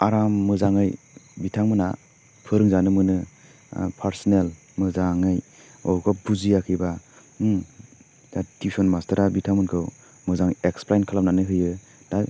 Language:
Bodo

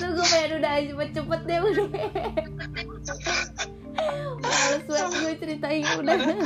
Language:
Indonesian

